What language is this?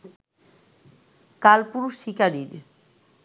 Bangla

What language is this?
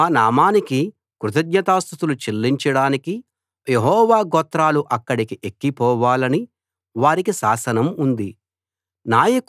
Telugu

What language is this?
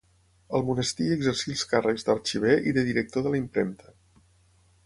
Catalan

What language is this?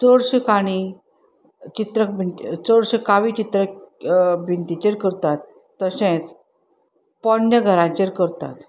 Konkani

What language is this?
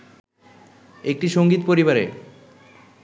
Bangla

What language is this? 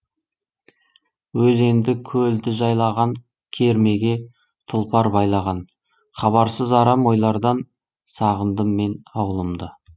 Kazakh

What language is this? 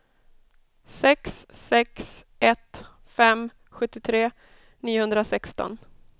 Swedish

